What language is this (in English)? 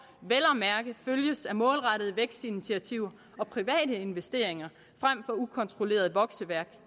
Danish